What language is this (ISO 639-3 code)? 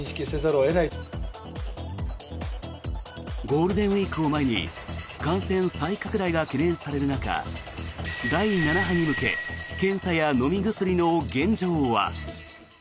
jpn